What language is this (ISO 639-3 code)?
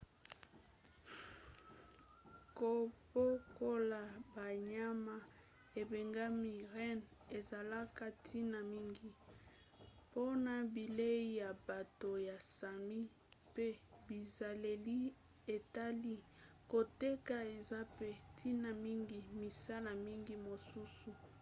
lin